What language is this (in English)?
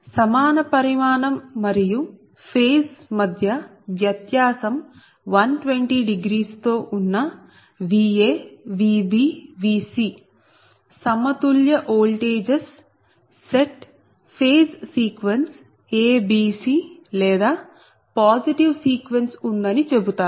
Telugu